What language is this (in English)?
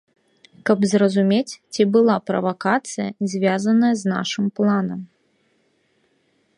Belarusian